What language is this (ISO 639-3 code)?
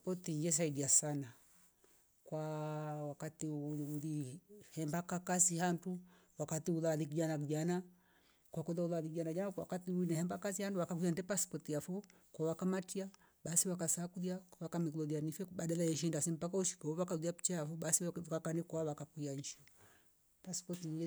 rof